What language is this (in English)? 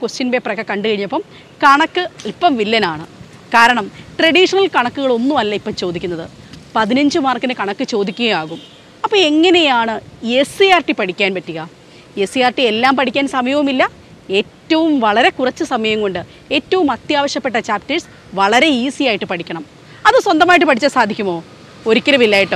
Malayalam